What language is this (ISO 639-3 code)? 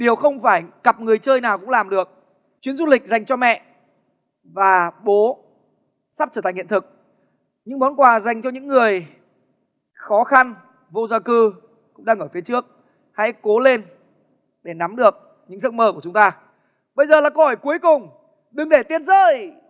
vie